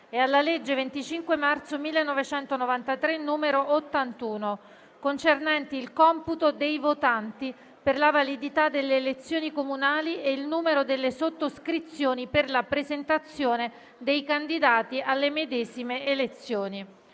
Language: Italian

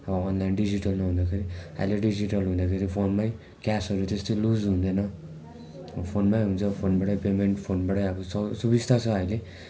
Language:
Nepali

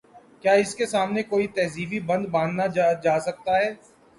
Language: Urdu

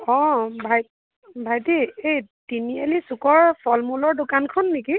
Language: Assamese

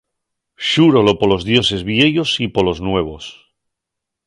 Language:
Asturian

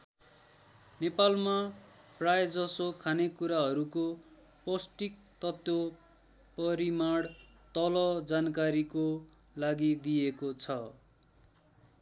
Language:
Nepali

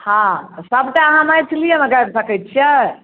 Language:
Maithili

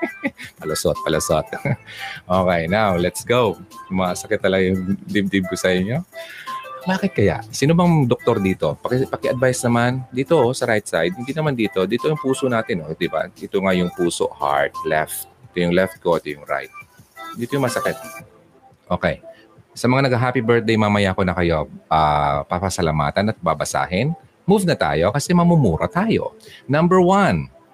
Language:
Filipino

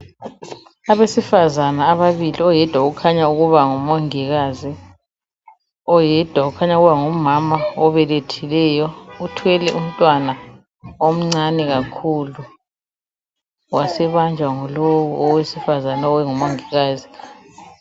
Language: North Ndebele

